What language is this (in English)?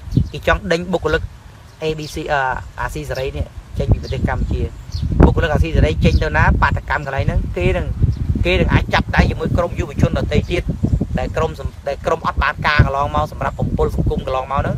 Vietnamese